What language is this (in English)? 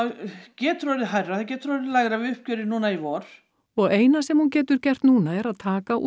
Icelandic